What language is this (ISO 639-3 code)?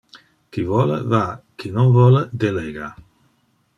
ina